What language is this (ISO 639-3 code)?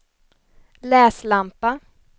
swe